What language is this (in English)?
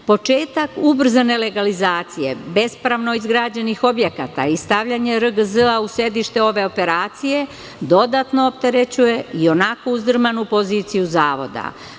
Serbian